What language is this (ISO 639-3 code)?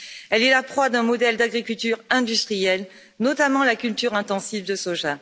fra